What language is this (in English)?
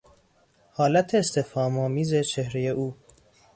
Persian